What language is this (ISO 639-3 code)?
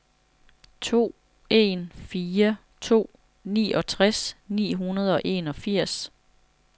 dan